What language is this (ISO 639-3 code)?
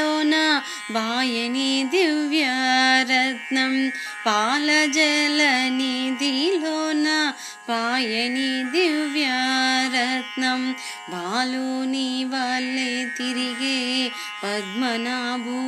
tel